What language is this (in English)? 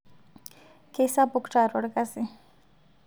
Masai